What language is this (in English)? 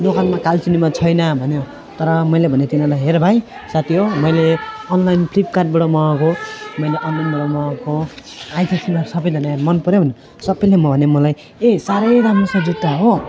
Nepali